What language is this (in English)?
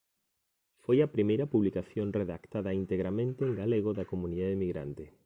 Galician